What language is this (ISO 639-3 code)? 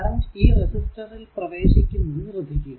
mal